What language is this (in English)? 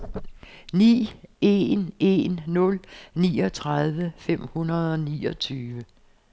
Danish